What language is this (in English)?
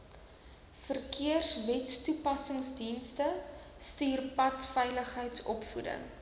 Afrikaans